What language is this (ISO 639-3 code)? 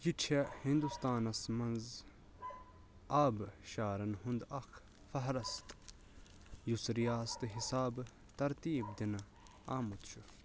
kas